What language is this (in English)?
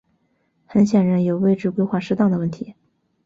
Chinese